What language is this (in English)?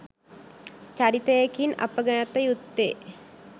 Sinhala